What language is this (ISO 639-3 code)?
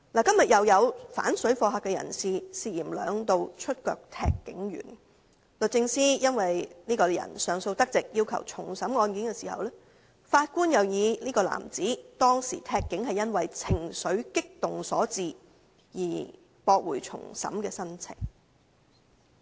yue